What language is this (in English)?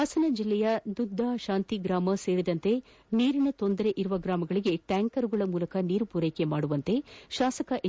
Kannada